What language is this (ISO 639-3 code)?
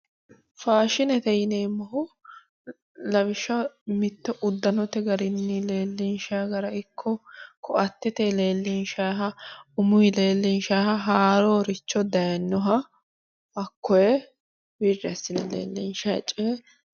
sid